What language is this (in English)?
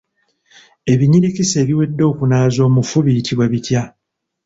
Ganda